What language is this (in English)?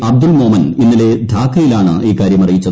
Malayalam